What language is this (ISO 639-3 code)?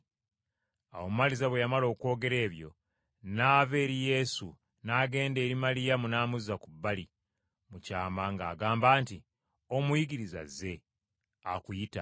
lug